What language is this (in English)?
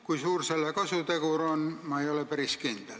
Estonian